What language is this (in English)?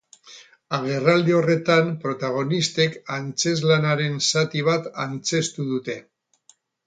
Basque